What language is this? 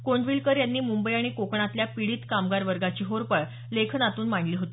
Marathi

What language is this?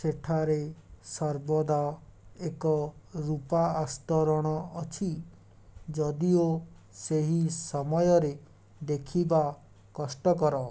Odia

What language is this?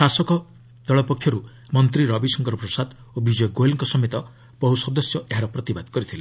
Odia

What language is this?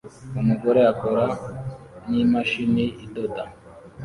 Kinyarwanda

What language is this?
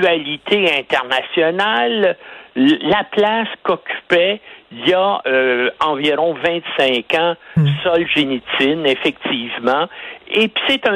French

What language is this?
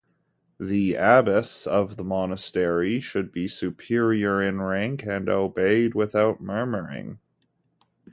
English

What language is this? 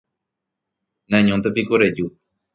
Guarani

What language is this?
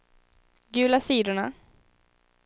Swedish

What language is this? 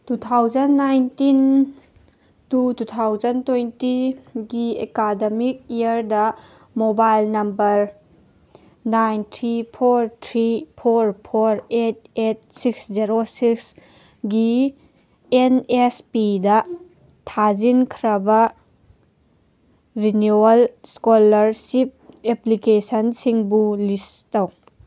Manipuri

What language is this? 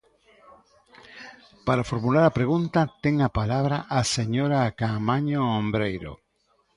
Galician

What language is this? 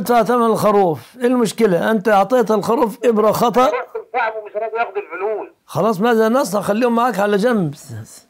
Arabic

